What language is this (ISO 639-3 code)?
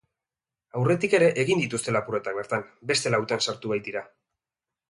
eus